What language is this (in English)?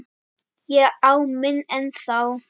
Icelandic